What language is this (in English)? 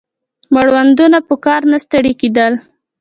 Pashto